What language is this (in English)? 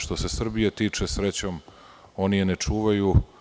Serbian